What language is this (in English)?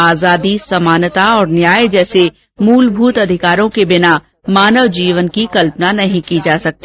Hindi